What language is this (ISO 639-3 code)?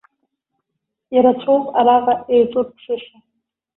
abk